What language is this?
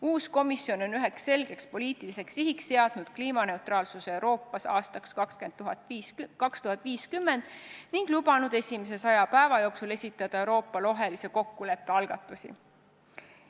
Estonian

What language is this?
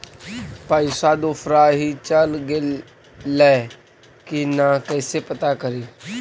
Magahi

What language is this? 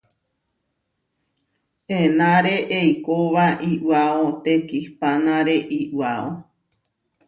Huarijio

